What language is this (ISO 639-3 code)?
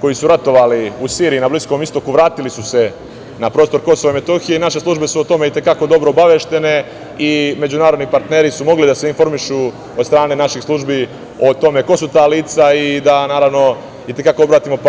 srp